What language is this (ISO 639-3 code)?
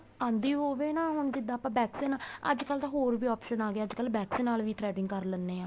pan